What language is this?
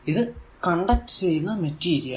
Malayalam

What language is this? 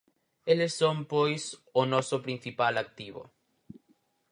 Galician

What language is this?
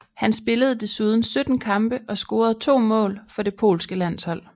Danish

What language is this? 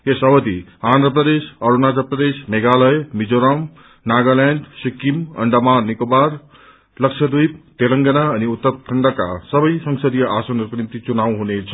Nepali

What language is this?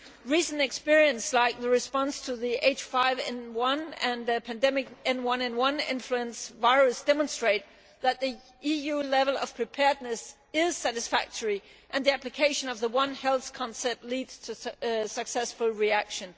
English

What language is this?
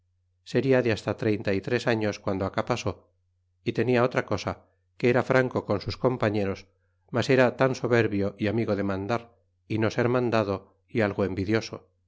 Spanish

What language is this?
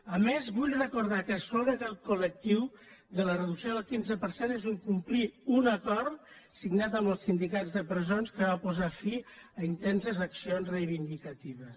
Catalan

